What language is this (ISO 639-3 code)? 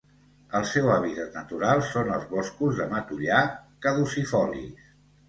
cat